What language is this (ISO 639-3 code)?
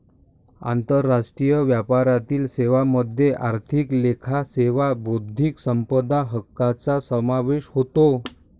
mar